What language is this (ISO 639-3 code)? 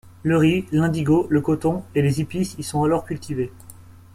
fra